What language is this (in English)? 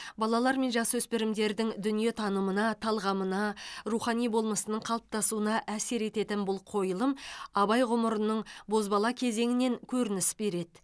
Kazakh